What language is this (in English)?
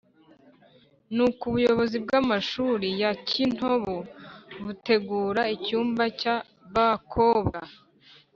Kinyarwanda